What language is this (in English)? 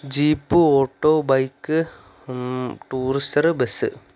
Malayalam